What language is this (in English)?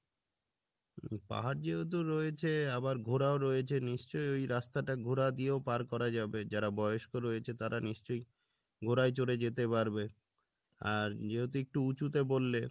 Bangla